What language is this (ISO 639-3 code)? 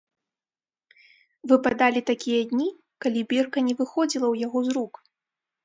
bel